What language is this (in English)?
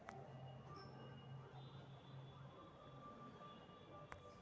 Magahi